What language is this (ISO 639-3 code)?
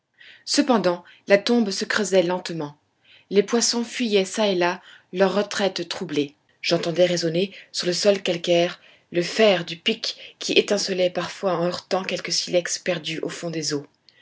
fra